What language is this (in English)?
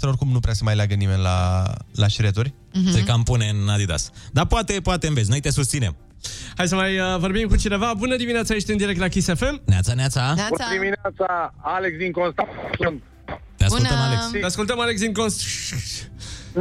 Romanian